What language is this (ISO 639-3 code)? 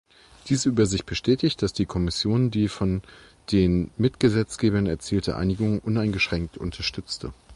deu